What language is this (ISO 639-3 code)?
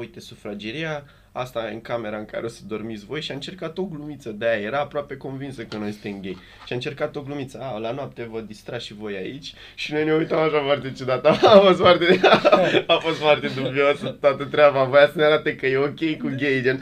ron